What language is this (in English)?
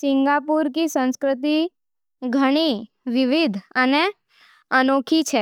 Nimadi